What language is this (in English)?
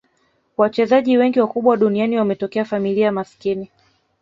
Swahili